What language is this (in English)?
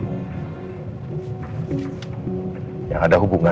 Indonesian